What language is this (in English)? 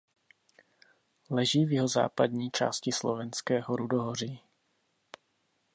Czech